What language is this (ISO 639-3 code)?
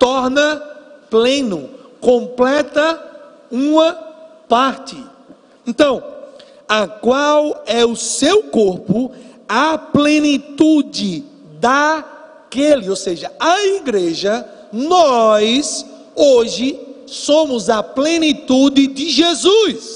por